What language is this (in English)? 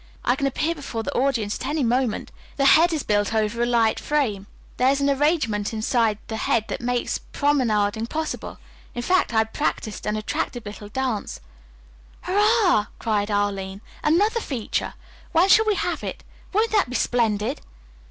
English